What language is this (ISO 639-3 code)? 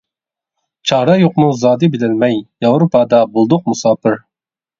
uig